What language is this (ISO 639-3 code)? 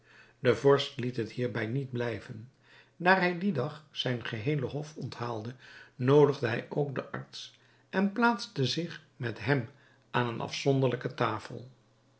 nld